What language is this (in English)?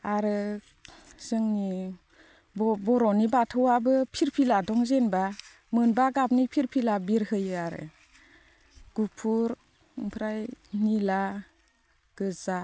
Bodo